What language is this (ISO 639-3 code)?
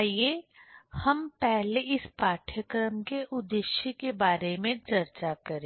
hin